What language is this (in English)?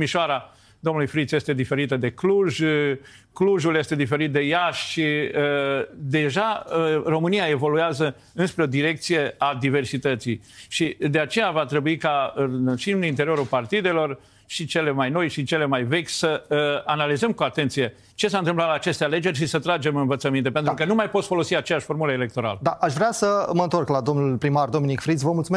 Romanian